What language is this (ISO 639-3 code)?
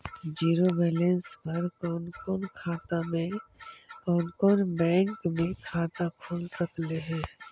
mag